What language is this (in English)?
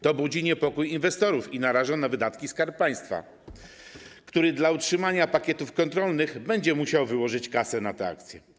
Polish